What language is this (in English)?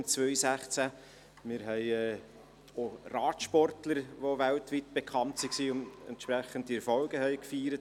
Swiss German